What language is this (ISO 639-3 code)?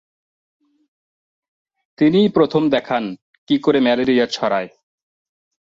ben